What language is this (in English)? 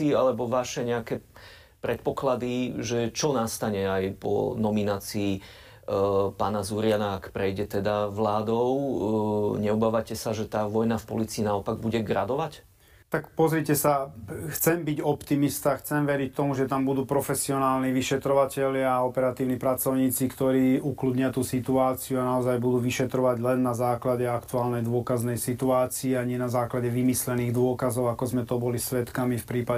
Slovak